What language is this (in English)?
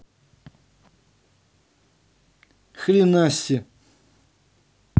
Russian